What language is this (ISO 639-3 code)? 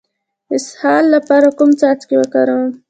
pus